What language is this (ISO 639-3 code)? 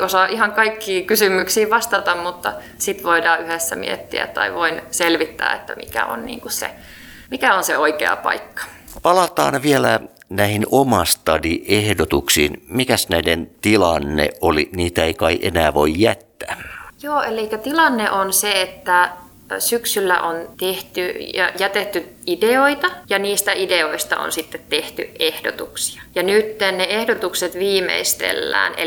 fin